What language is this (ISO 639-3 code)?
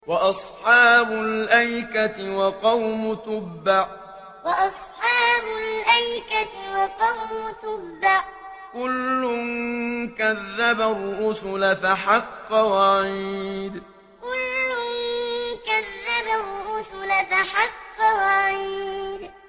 ara